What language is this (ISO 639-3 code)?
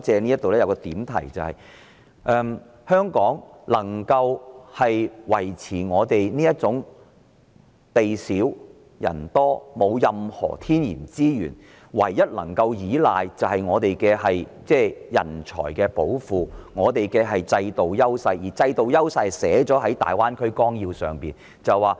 yue